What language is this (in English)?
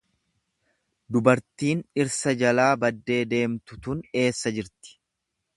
Oromo